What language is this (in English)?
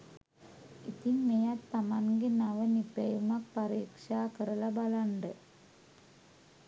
Sinhala